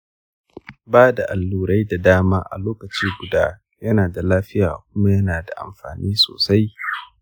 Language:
Hausa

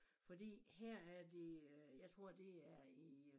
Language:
Danish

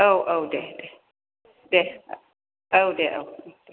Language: Bodo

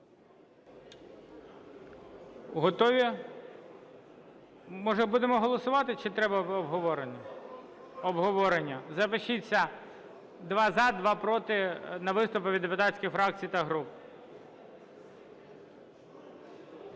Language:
Ukrainian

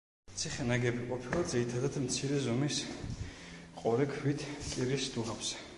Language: Georgian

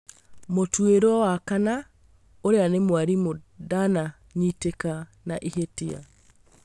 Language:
Kikuyu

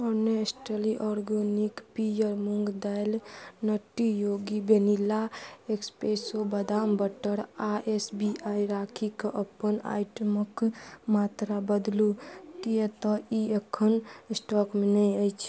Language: Maithili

